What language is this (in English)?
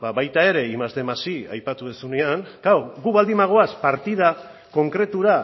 Basque